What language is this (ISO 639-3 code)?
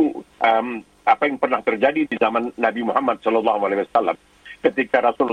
ind